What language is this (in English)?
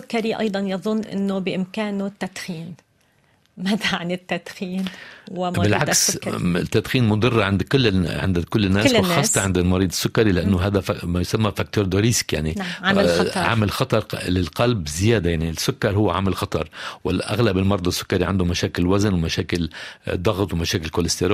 Arabic